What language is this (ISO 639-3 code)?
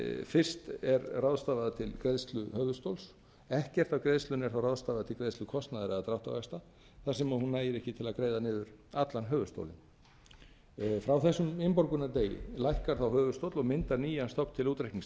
isl